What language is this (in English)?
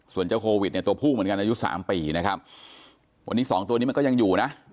Thai